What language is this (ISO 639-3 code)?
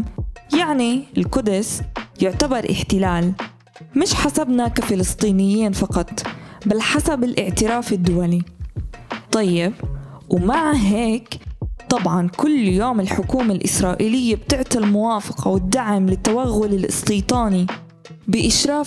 ara